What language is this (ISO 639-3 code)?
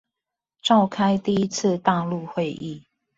zho